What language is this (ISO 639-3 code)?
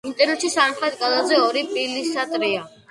kat